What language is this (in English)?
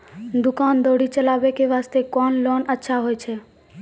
Maithili